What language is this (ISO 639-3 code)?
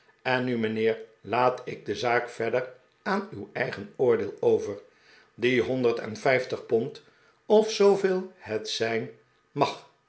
nld